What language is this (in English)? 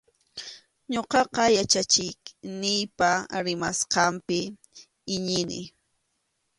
Arequipa-La Unión Quechua